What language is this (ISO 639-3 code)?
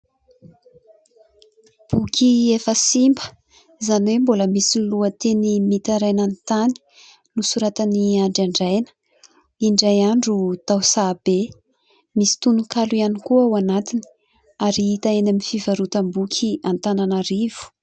mlg